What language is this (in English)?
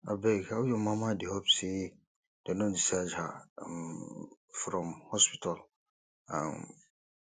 Nigerian Pidgin